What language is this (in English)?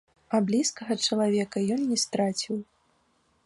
Belarusian